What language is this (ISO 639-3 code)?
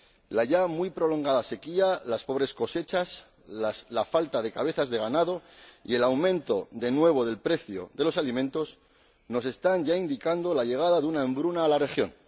spa